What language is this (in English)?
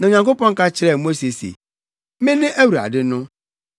Akan